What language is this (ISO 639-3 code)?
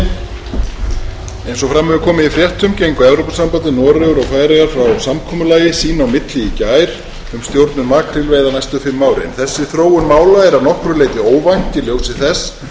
isl